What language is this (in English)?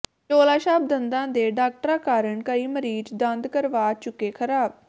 Punjabi